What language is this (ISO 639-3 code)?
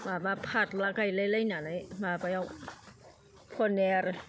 brx